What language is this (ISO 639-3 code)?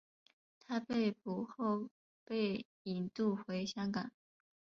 zho